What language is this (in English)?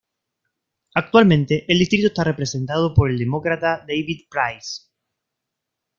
Spanish